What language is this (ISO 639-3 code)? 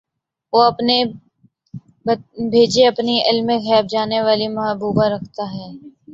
urd